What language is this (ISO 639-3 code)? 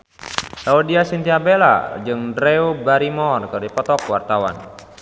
sun